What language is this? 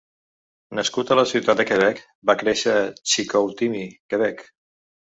Catalan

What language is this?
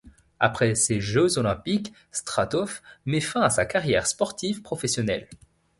French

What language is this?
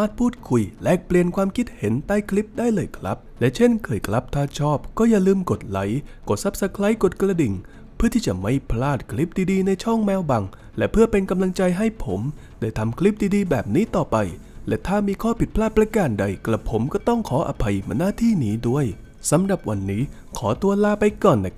Thai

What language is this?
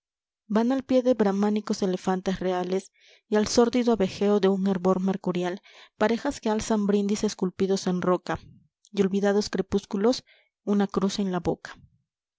Spanish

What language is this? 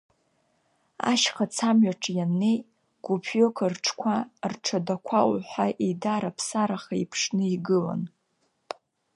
Abkhazian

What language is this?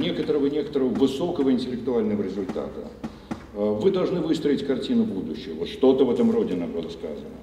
Russian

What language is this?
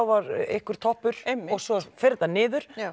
Icelandic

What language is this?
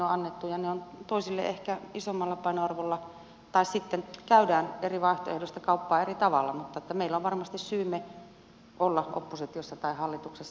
Finnish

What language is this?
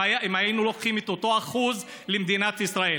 Hebrew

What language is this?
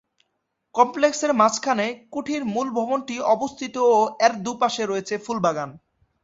Bangla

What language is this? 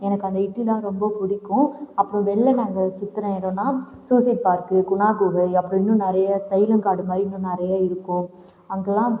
Tamil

